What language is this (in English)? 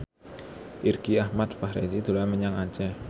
Javanese